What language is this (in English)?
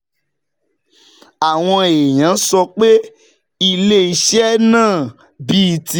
Yoruba